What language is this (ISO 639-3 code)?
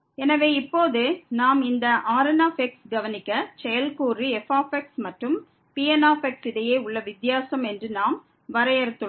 tam